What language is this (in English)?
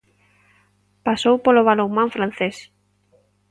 Galician